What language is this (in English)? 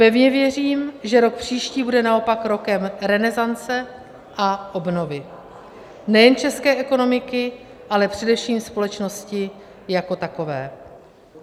Czech